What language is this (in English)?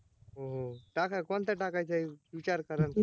Marathi